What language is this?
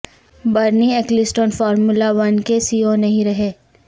Urdu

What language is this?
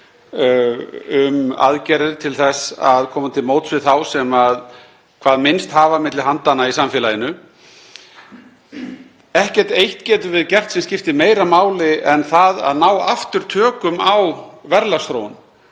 Icelandic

